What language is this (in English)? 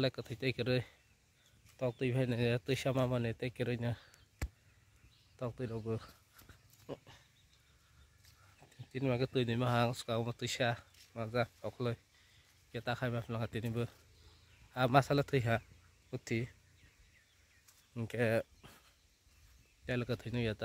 Arabic